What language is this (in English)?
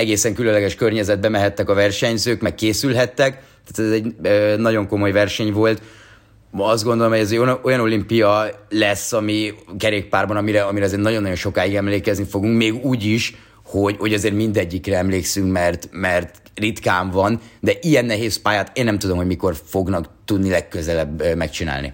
Hungarian